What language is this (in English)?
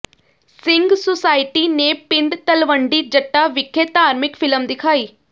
Punjabi